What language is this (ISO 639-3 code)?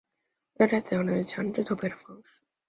zho